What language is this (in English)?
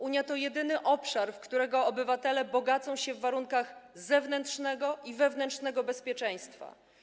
Polish